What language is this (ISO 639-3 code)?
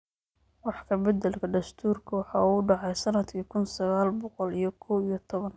som